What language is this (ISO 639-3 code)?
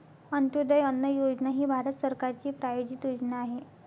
mar